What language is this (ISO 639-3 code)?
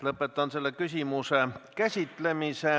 est